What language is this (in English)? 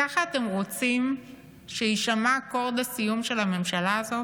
Hebrew